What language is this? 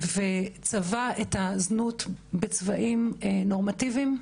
Hebrew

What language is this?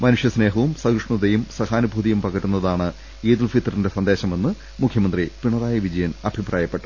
Malayalam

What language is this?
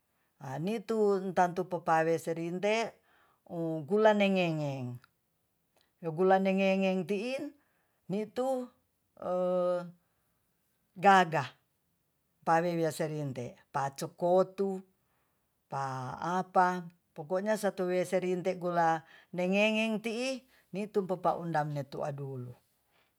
Tonsea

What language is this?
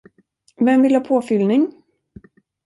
Swedish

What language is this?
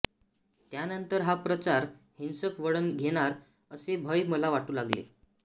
Marathi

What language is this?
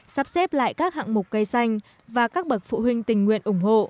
Vietnamese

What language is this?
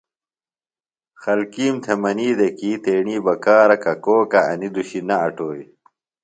Phalura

